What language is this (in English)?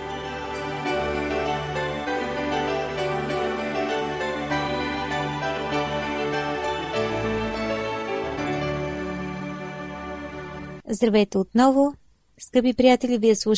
Bulgarian